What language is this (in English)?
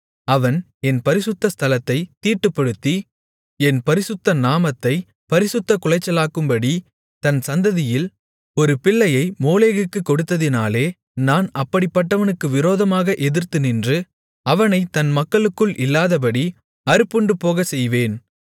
Tamil